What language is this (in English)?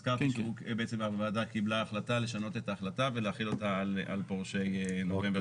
Hebrew